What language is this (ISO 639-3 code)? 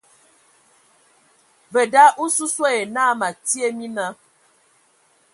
ewo